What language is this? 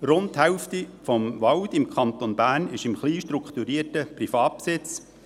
Swiss German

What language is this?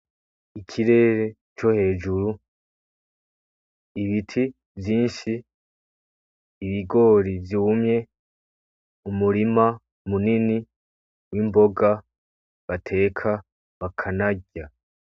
Rundi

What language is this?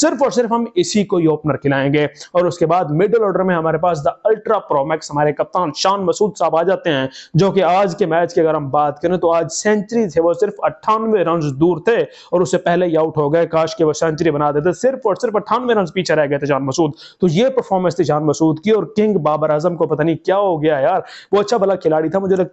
Hindi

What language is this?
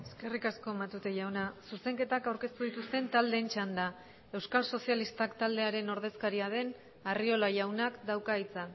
Basque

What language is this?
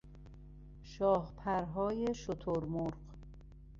Persian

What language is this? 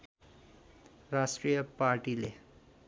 Nepali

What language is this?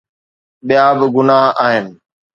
Sindhi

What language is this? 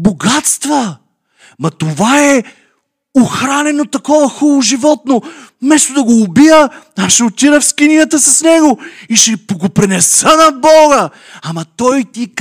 Bulgarian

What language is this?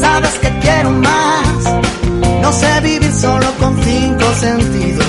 Spanish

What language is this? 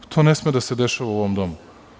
Serbian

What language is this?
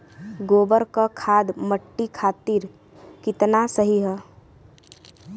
Bhojpuri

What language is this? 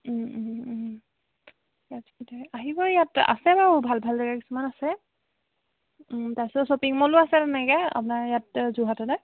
Assamese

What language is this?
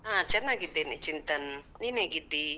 Kannada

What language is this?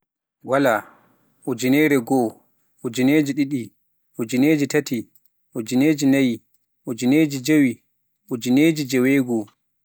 Pular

